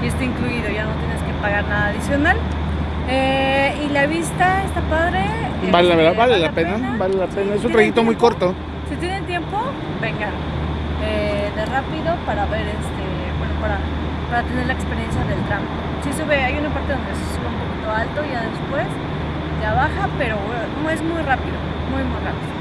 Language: Spanish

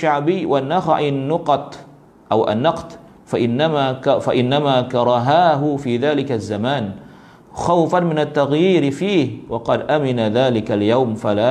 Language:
Malay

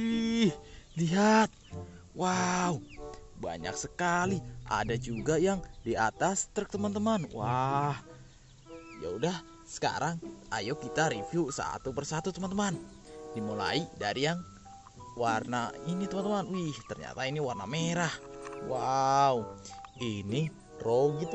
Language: Indonesian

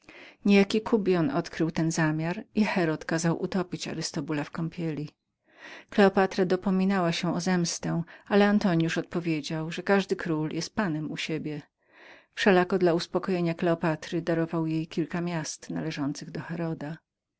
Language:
Polish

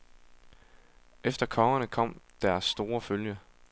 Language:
Danish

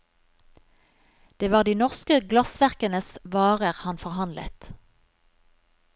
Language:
Norwegian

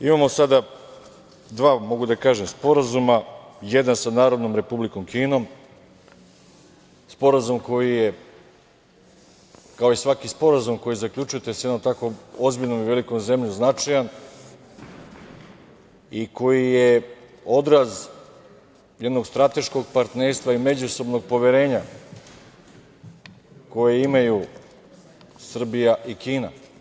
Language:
Serbian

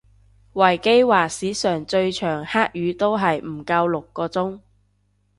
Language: Cantonese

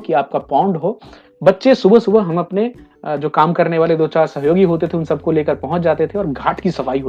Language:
Hindi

